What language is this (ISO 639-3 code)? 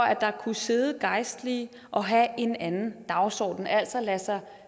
dan